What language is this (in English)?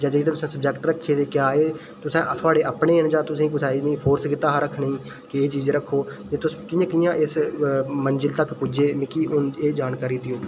Dogri